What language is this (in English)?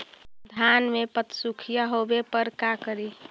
Magahi